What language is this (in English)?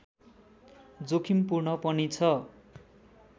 Nepali